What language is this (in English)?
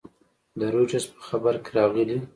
Pashto